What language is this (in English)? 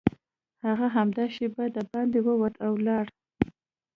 Pashto